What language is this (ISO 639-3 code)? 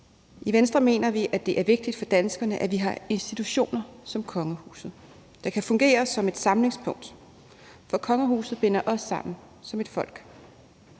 dan